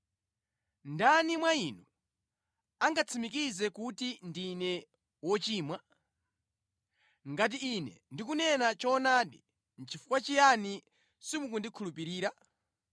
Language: Nyanja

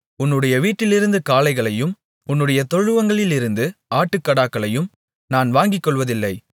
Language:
Tamil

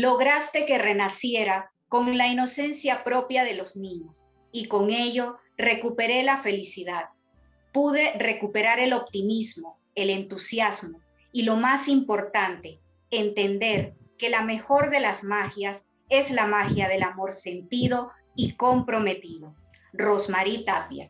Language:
Spanish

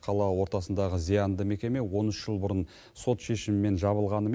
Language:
Kazakh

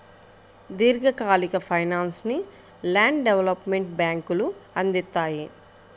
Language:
Telugu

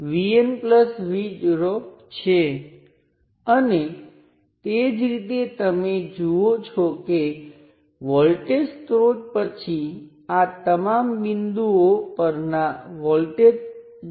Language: Gujarati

